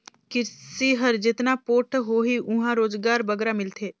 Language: Chhattisgarhi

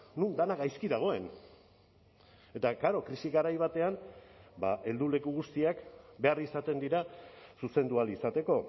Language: Basque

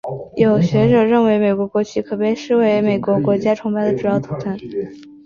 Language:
Chinese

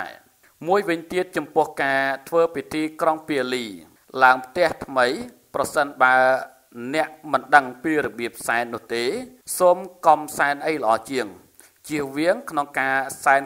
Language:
Vietnamese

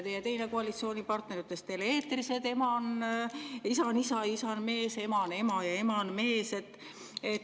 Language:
Estonian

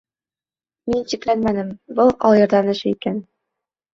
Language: Bashkir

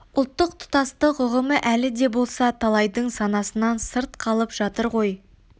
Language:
Kazakh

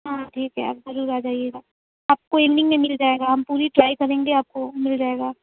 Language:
Urdu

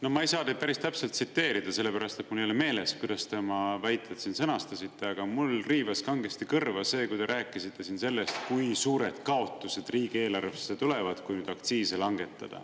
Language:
Estonian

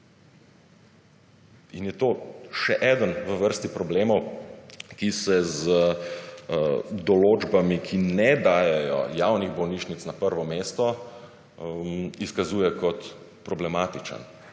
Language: Slovenian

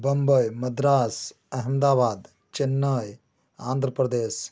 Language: Hindi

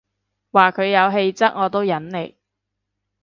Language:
Cantonese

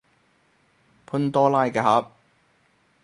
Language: Cantonese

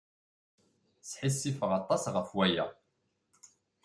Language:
Kabyle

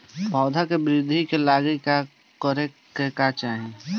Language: Bhojpuri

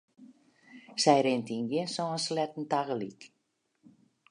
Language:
Western Frisian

